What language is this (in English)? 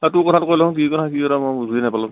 Assamese